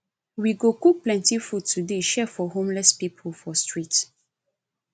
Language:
Nigerian Pidgin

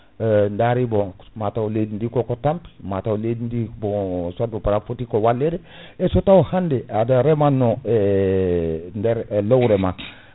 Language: Fula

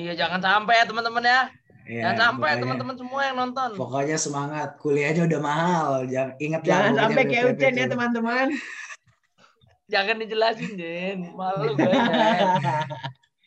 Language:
Indonesian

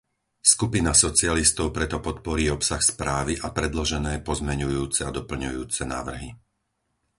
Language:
Slovak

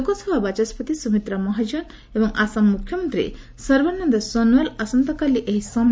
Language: Odia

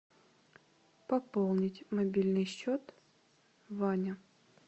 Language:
Russian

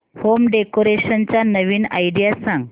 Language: Marathi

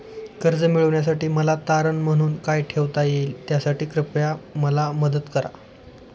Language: Marathi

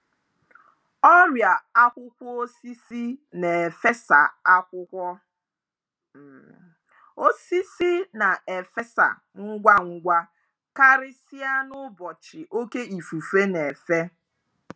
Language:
Igbo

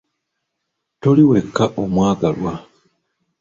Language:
Ganda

